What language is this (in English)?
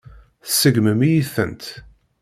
Kabyle